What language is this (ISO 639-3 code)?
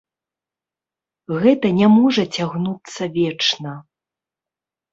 bel